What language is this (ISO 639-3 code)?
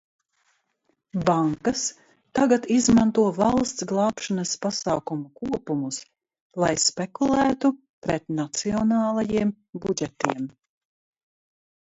lav